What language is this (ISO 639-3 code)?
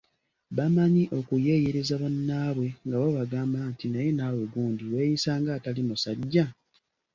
lug